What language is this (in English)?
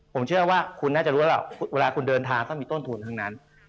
Thai